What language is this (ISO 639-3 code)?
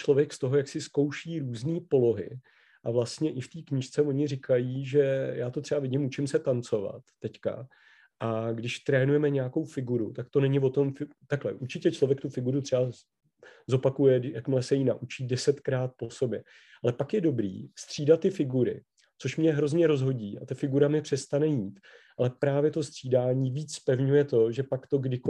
ces